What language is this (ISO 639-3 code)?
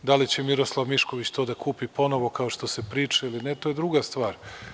srp